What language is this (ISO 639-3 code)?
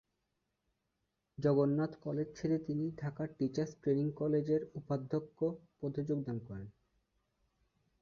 ben